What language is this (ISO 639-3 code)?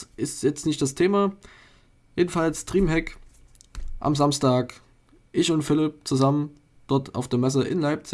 deu